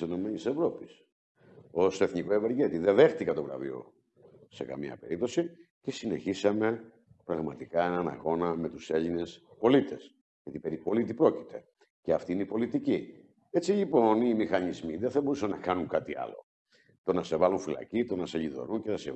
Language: Greek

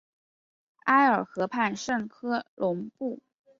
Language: Chinese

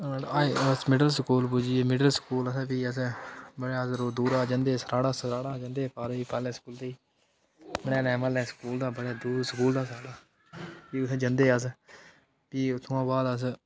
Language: Dogri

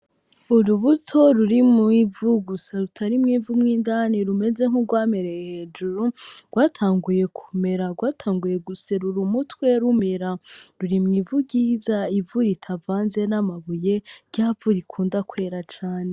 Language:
Rundi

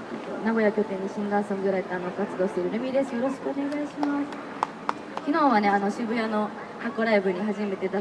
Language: Japanese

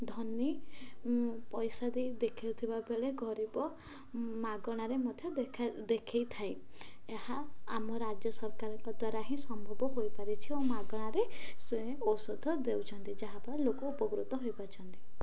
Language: Odia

